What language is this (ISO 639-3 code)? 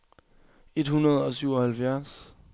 dan